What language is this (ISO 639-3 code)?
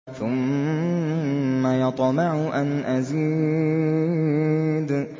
ara